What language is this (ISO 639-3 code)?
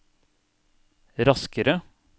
nor